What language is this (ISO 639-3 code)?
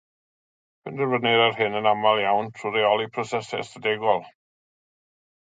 cym